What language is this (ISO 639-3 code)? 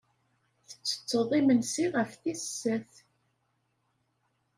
kab